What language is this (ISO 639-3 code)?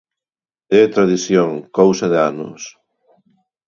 glg